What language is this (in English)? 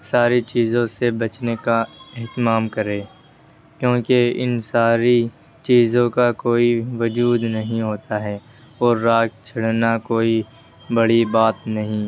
Urdu